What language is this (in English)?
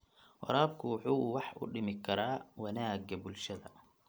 Somali